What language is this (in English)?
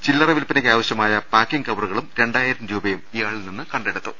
Malayalam